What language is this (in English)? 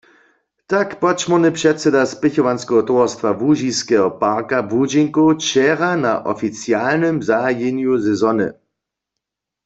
Upper Sorbian